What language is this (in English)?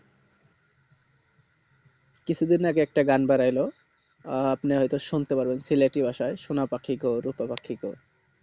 Bangla